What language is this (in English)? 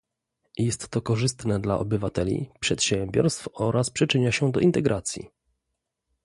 Polish